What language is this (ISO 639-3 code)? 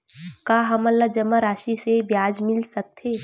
hne